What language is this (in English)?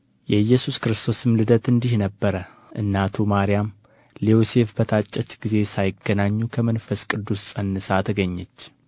Amharic